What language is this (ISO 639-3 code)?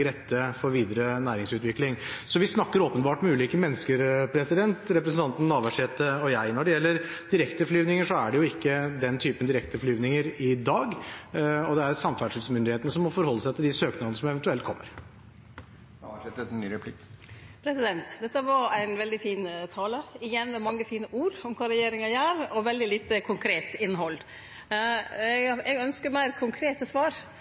nor